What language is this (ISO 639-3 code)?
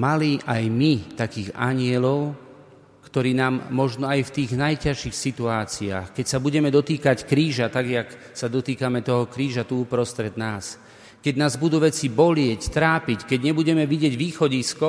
slk